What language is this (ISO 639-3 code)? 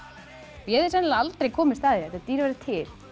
isl